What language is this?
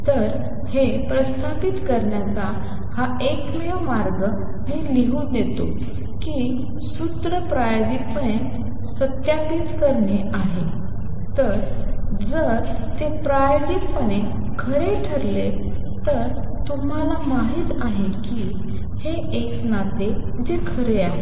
Marathi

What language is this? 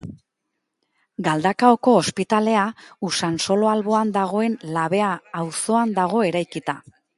Basque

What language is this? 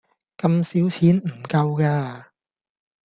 Cantonese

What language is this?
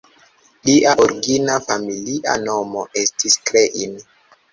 Esperanto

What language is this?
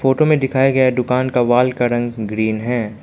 Hindi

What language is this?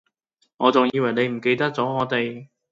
Cantonese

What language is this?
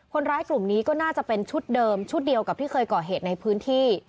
Thai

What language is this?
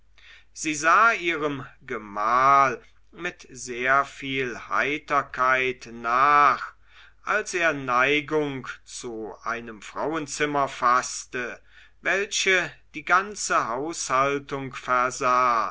German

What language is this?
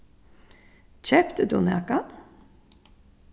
Faroese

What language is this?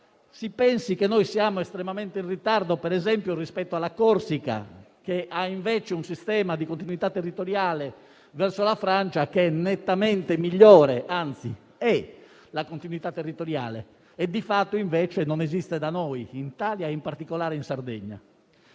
Italian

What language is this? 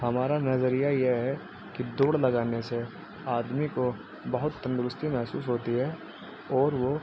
Urdu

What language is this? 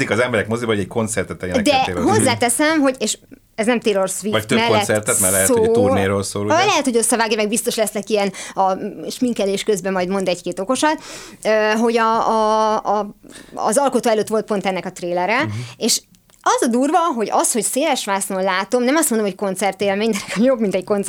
Hungarian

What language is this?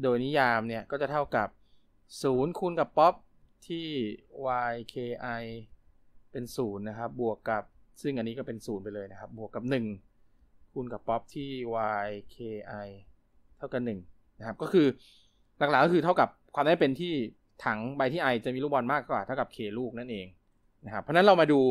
Thai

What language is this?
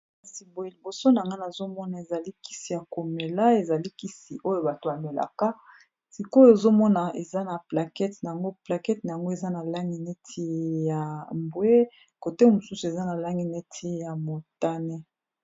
Lingala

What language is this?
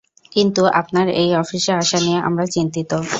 Bangla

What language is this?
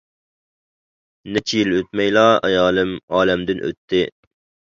Uyghur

